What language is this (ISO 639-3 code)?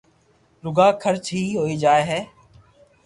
lrk